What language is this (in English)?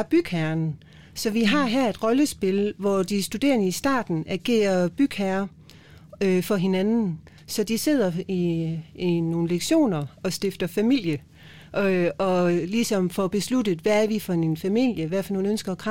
Danish